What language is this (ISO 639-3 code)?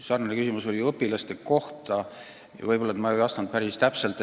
est